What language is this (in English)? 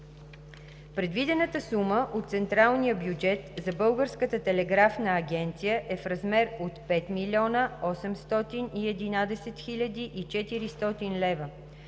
Bulgarian